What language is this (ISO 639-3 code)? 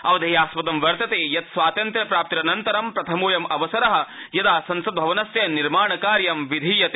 san